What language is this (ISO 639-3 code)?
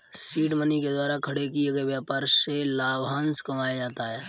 hin